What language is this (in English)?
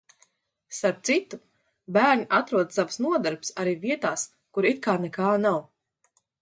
Latvian